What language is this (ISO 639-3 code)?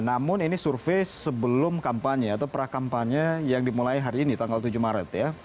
ind